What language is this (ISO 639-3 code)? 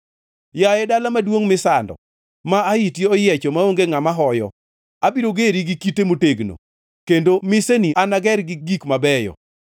luo